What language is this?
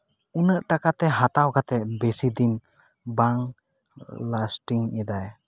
Santali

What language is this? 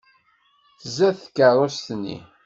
Kabyle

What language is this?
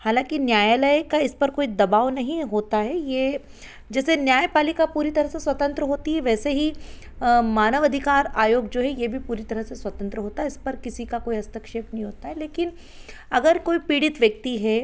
Hindi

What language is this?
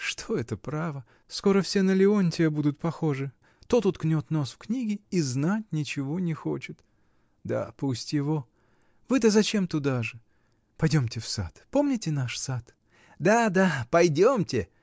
Russian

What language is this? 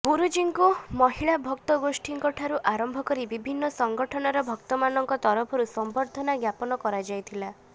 Odia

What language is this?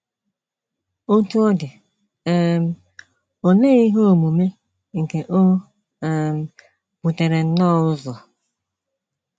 Igbo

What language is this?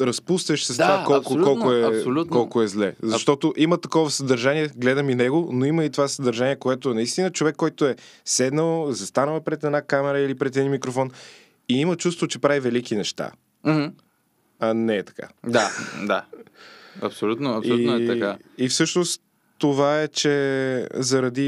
Bulgarian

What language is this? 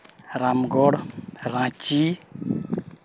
Santali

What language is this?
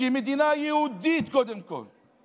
Hebrew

